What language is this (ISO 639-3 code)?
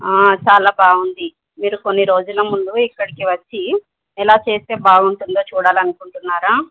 tel